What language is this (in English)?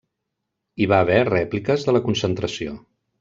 Catalan